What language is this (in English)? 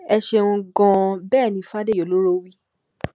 Yoruba